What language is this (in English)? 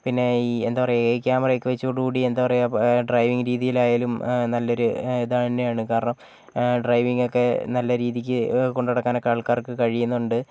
Malayalam